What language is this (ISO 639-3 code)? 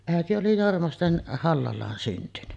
fin